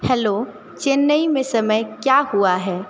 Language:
Hindi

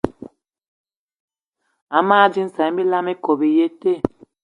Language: Eton (Cameroon)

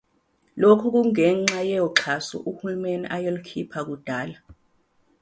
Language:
Zulu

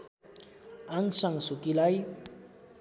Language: Nepali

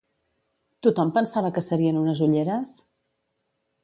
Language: Catalan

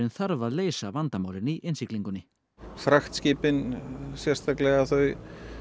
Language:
Icelandic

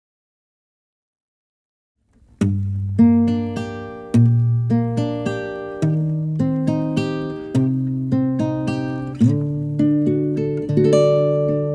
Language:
Japanese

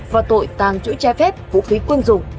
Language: Vietnamese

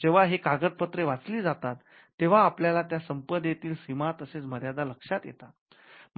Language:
Marathi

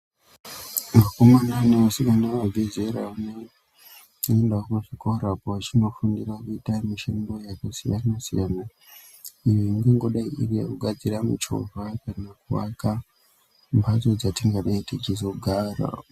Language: Ndau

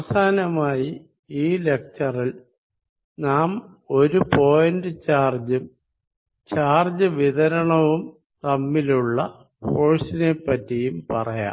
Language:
Malayalam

